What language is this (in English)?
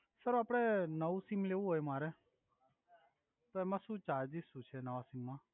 Gujarati